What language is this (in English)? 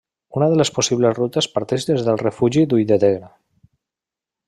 Catalan